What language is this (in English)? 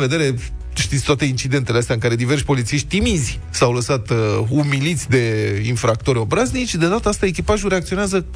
Romanian